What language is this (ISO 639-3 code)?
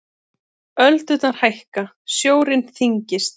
isl